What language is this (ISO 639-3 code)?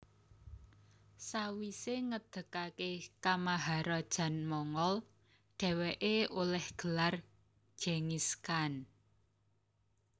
jav